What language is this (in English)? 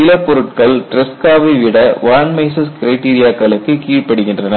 Tamil